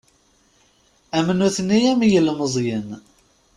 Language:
Kabyle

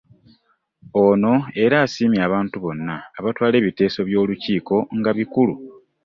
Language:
Ganda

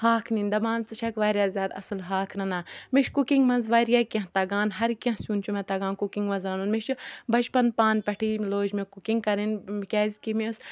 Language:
Kashmiri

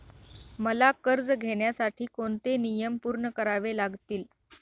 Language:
Marathi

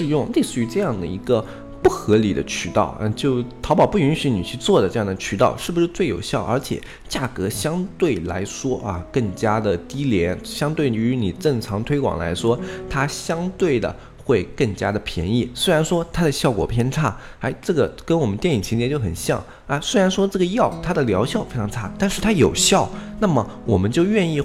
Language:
Chinese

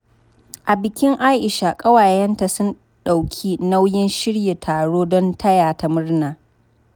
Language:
Hausa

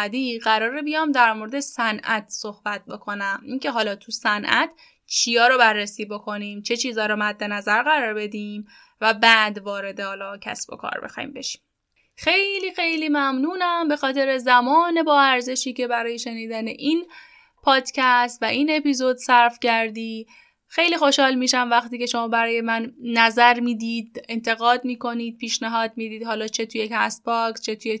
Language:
Persian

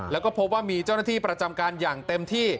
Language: Thai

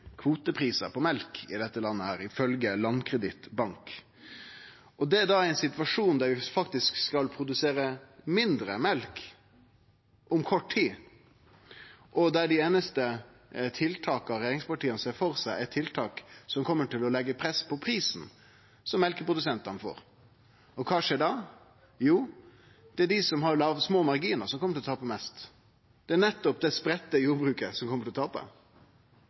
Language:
Norwegian Nynorsk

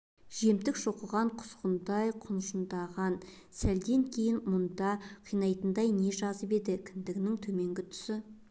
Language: Kazakh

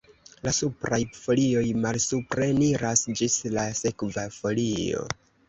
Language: Esperanto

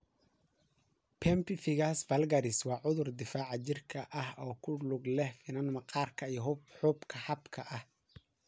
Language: Somali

